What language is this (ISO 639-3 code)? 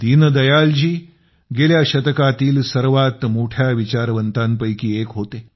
mar